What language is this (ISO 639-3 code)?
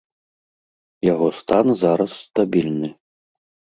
bel